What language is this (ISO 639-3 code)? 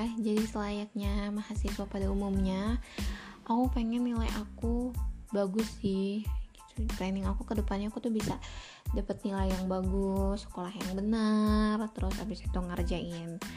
ind